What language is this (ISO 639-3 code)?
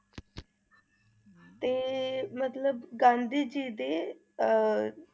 pan